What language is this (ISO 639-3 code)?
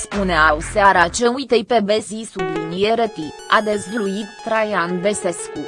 ron